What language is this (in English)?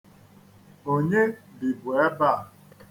Igbo